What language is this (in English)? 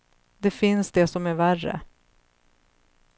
Swedish